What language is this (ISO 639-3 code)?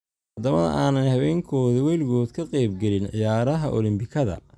som